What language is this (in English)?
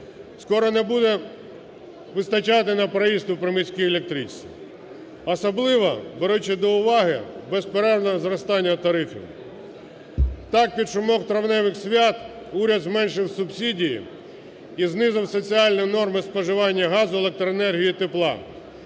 Ukrainian